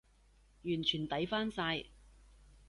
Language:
Cantonese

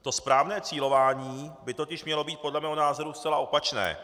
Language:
Czech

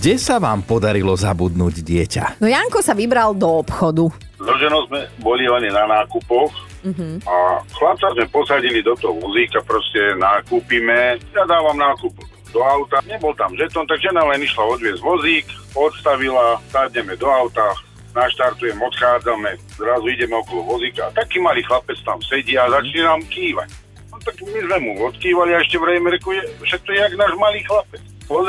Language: Slovak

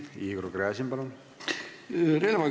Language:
Estonian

